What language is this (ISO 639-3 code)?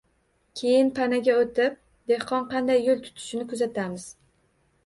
uzb